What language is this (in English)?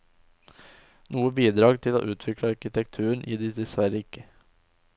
Norwegian